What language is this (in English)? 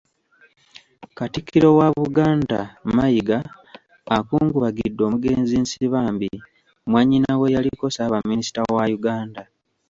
Ganda